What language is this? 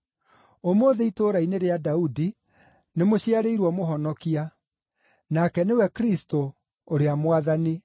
Kikuyu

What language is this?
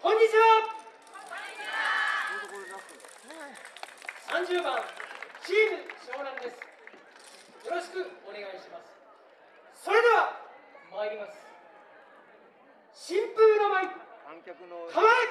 Japanese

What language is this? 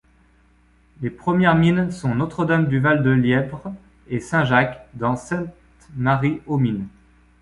French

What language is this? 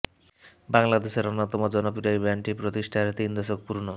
Bangla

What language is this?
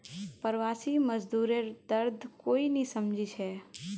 Magahi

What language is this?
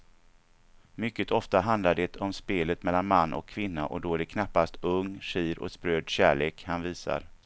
Swedish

